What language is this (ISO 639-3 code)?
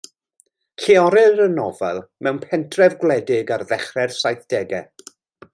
cym